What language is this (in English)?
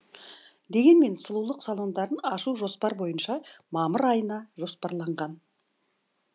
Kazakh